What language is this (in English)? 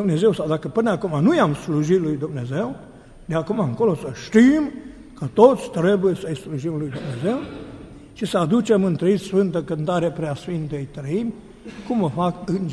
Romanian